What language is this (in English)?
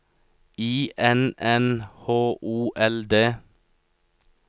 Norwegian